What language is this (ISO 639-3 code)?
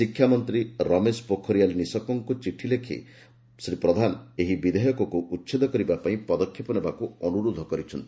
ori